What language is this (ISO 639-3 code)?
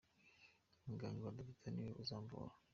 kin